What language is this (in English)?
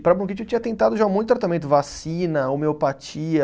Portuguese